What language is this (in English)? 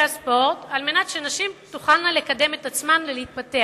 Hebrew